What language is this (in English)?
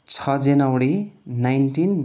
Nepali